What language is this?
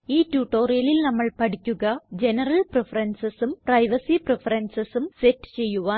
Malayalam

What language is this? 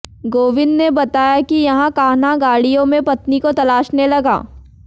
Hindi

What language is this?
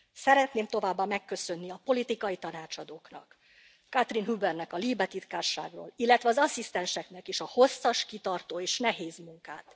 Hungarian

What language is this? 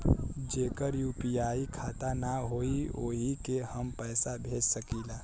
Bhojpuri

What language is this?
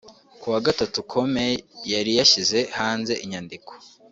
Kinyarwanda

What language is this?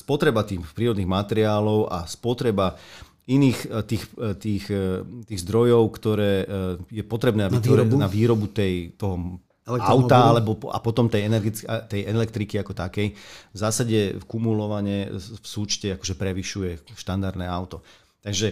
Slovak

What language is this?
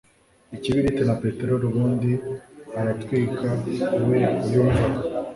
Kinyarwanda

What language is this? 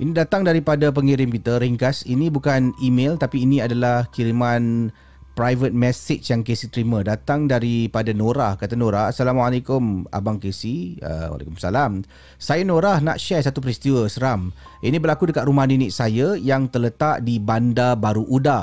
Malay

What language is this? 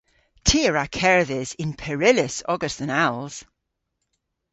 Cornish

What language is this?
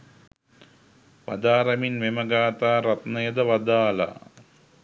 Sinhala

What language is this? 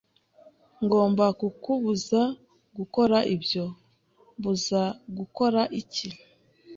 Kinyarwanda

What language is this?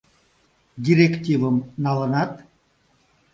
Mari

